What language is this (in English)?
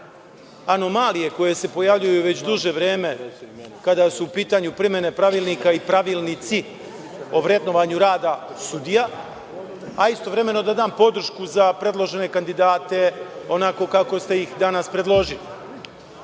Serbian